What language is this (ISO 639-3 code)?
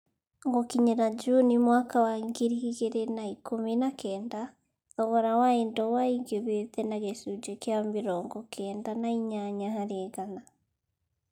kik